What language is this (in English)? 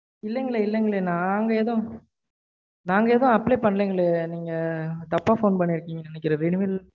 Tamil